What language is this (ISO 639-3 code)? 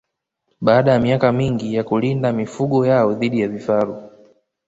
swa